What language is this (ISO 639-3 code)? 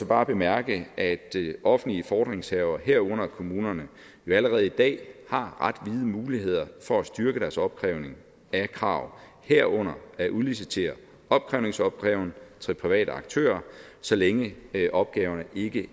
dan